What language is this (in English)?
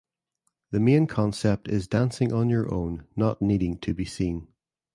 English